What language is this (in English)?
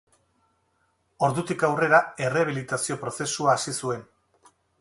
Basque